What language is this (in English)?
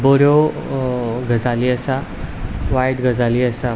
Konkani